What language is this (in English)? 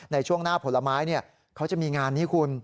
Thai